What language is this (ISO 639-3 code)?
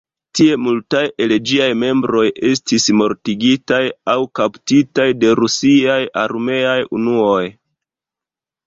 epo